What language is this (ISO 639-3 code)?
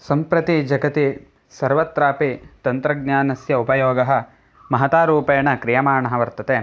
san